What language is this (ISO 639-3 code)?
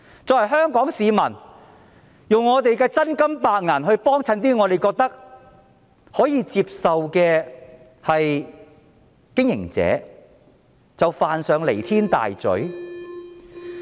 yue